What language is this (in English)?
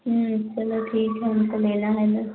Hindi